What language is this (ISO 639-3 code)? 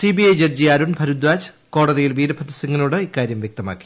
mal